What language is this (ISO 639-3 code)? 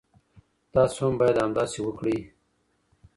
pus